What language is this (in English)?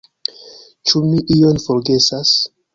Esperanto